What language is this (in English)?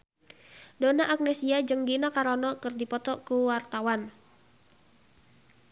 Sundanese